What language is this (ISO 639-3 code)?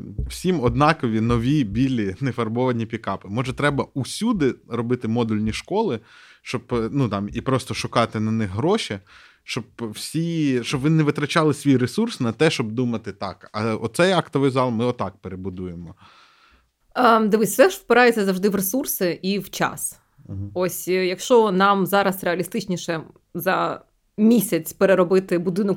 ukr